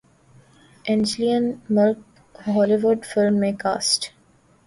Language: Urdu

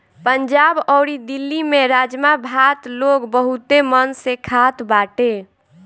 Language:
Bhojpuri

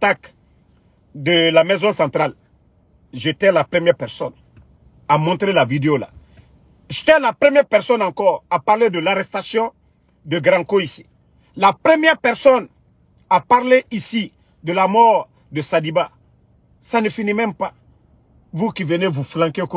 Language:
French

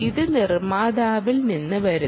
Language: Malayalam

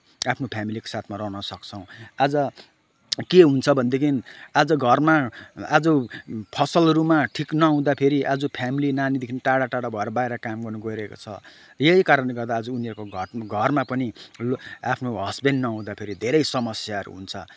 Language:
Nepali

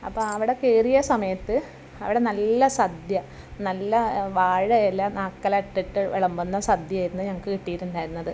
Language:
Malayalam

